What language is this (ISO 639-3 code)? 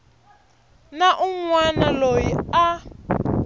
tso